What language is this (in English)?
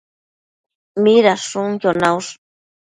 Matsés